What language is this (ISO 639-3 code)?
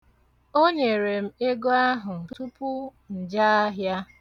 ibo